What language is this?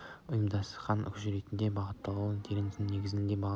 Kazakh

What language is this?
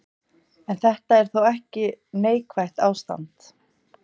Icelandic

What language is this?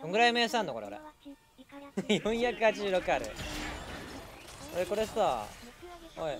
Japanese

